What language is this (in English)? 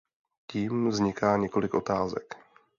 Czech